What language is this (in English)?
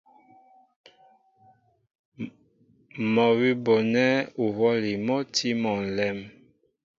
Mbo (Cameroon)